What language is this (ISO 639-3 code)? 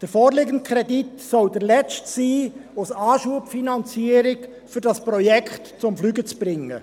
gsw